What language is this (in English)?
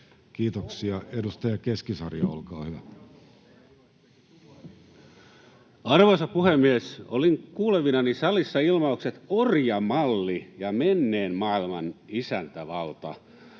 Finnish